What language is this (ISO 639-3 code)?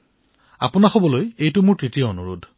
asm